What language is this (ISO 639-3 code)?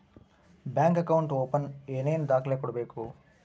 kan